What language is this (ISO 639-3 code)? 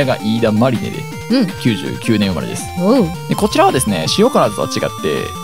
jpn